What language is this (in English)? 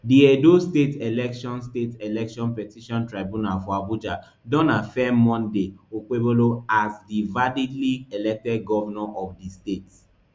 Nigerian Pidgin